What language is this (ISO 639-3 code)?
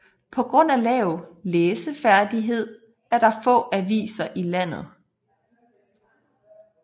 dan